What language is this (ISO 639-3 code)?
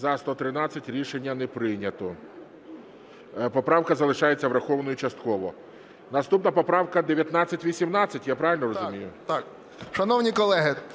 ukr